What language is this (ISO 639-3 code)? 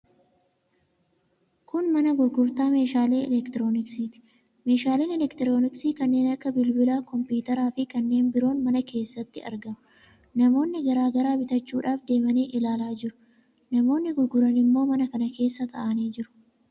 orm